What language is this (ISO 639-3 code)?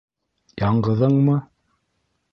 bak